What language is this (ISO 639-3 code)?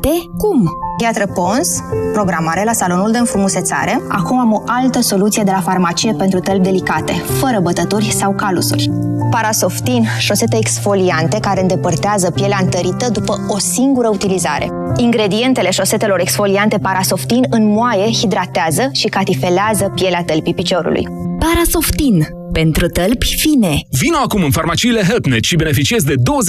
ron